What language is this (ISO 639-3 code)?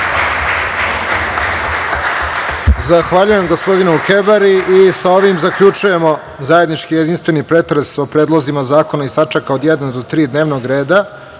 srp